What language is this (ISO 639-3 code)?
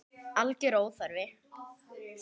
isl